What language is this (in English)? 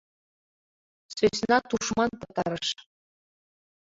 Mari